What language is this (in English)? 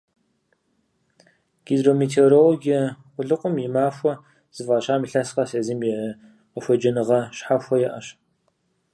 Kabardian